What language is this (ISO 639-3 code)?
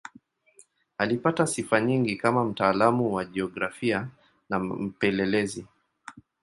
swa